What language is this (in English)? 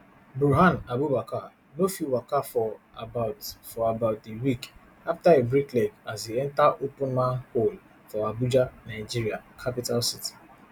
Nigerian Pidgin